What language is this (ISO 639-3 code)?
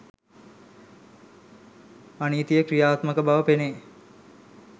sin